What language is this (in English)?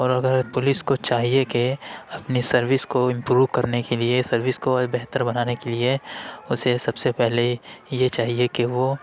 Urdu